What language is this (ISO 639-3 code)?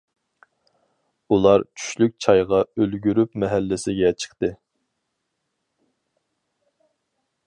uig